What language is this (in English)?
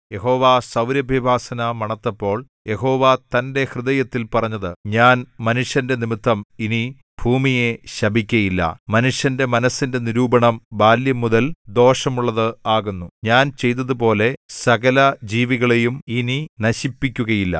Malayalam